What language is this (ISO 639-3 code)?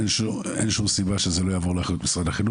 heb